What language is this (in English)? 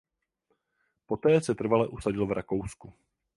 Czech